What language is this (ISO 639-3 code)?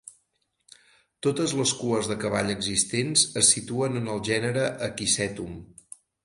cat